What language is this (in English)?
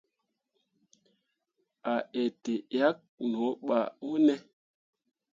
Mundang